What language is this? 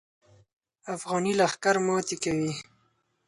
Pashto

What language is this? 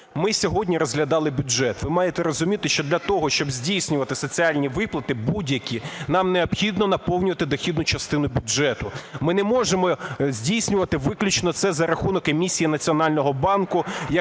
Ukrainian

